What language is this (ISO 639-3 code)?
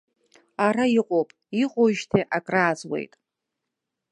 abk